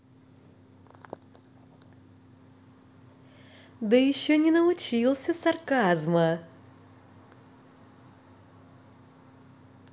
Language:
Russian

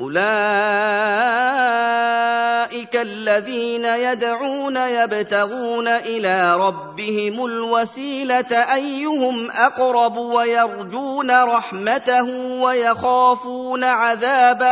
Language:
Arabic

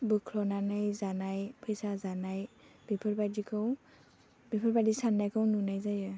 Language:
Bodo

